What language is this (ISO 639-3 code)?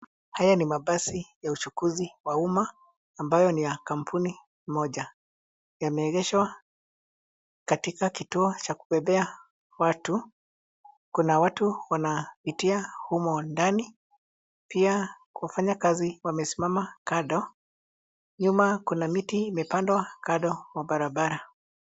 swa